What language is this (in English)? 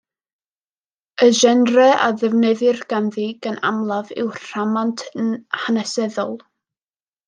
Welsh